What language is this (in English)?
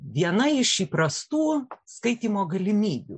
Lithuanian